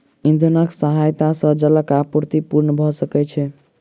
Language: Maithili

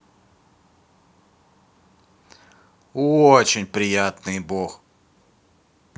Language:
Russian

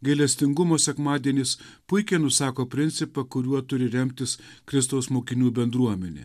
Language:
Lithuanian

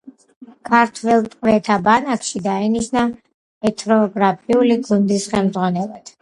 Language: Georgian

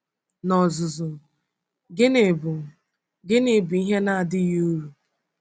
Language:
Igbo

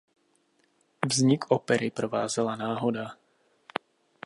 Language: Czech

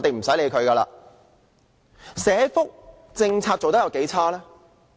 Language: Cantonese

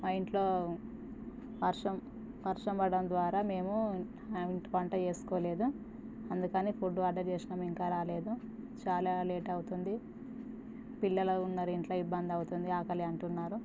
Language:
Telugu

